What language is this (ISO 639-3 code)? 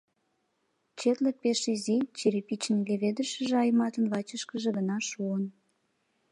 chm